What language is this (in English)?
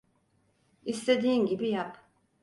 Turkish